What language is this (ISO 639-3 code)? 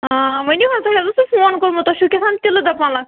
kas